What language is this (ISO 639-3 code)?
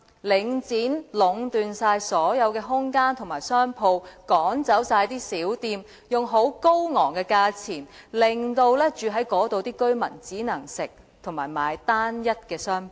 yue